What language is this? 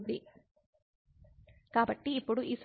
Telugu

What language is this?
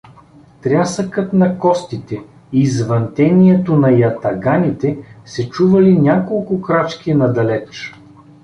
Bulgarian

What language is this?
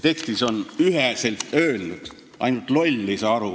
Estonian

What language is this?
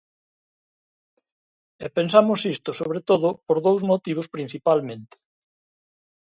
Galician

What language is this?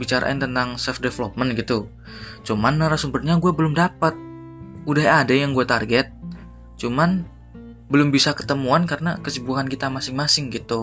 Indonesian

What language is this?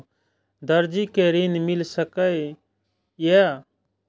Maithili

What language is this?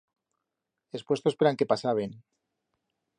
Aragonese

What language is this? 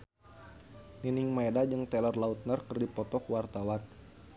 Sundanese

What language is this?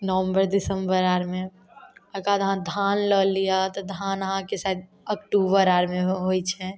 Maithili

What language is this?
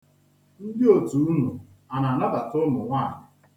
Igbo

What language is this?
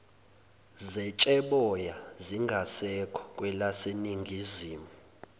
Zulu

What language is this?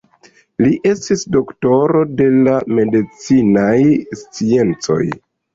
Esperanto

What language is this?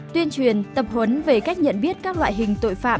Vietnamese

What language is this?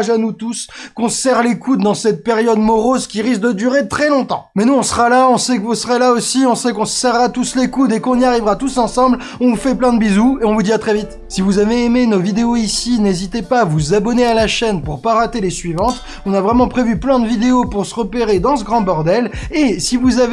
French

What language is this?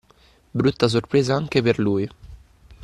Italian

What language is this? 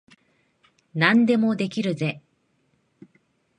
Japanese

